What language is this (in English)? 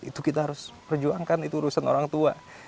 Indonesian